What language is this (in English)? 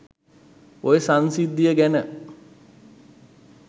Sinhala